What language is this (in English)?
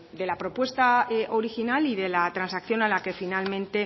Spanish